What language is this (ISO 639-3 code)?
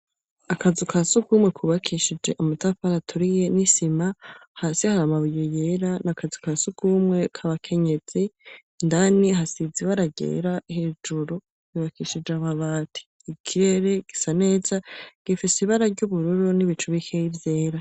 run